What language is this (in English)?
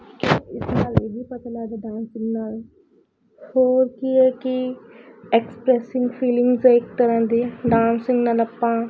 Punjabi